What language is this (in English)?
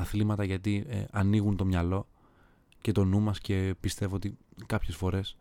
Greek